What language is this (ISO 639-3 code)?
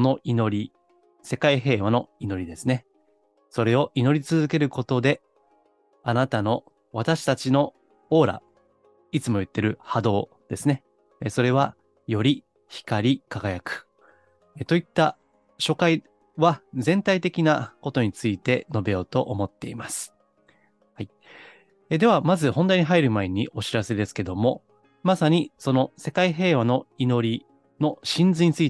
jpn